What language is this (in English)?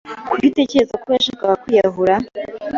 Kinyarwanda